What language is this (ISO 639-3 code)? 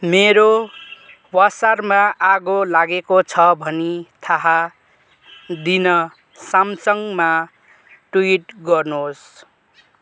nep